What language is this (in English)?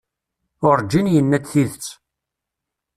Kabyle